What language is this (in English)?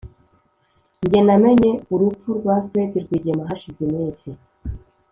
Kinyarwanda